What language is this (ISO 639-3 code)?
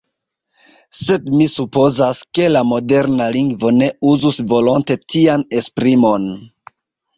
epo